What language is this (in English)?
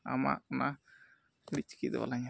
Santali